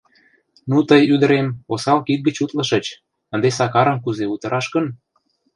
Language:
Mari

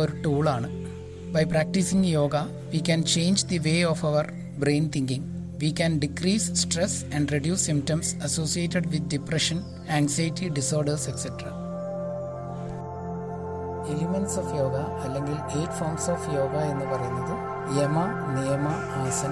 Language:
Malayalam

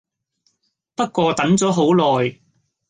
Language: Cantonese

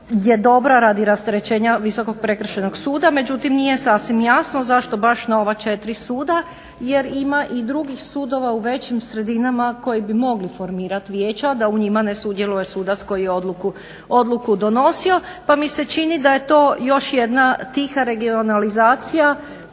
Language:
Croatian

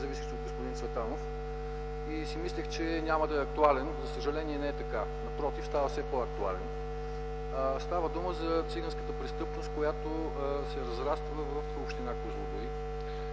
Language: Bulgarian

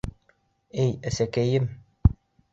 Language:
Bashkir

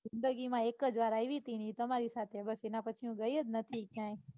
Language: Gujarati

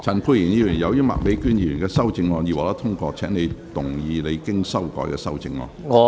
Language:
Cantonese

